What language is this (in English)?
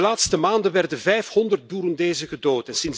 Dutch